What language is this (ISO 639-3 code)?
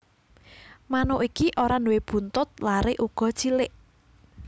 jav